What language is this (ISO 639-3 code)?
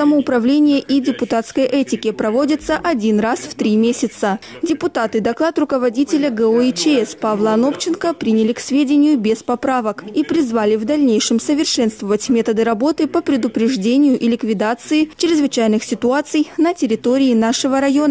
rus